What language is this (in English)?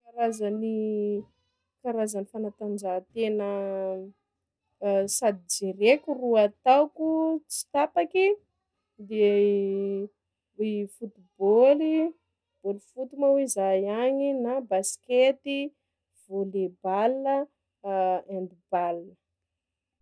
Sakalava Malagasy